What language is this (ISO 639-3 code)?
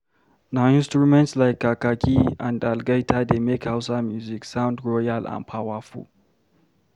pcm